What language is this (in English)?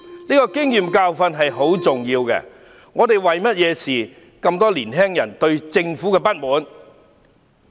Cantonese